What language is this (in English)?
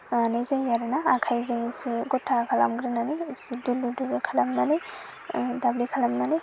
Bodo